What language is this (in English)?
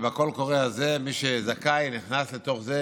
Hebrew